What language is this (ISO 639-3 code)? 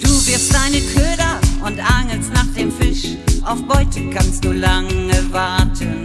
nld